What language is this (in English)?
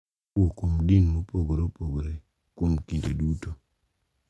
Luo (Kenya and Tanzania)